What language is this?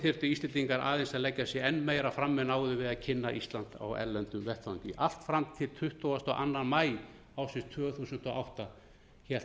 Icelandic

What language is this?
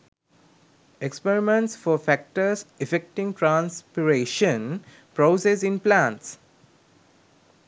Sinhala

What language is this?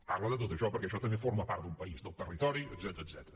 Catalan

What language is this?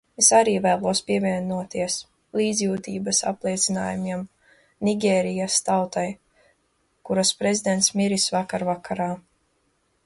Latvian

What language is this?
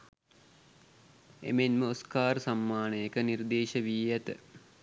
Sinhala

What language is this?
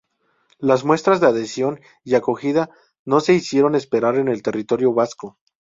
Spanish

